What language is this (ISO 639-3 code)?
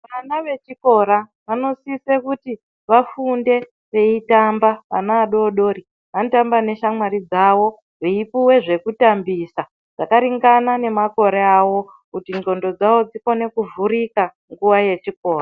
ndc